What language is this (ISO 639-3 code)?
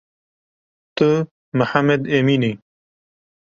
kur